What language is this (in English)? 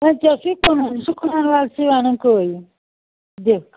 Kashmiri